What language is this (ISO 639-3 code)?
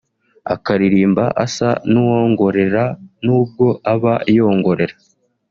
kin